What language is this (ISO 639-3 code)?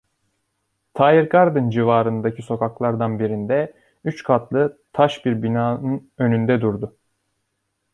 tur